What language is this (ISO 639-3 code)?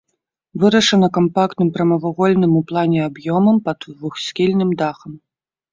bel